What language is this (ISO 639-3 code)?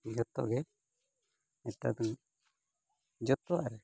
sat